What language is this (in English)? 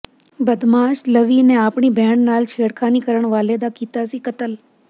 Punjabi